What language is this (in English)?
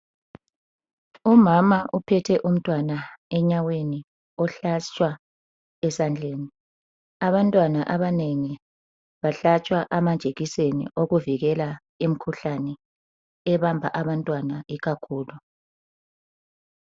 North Ndebele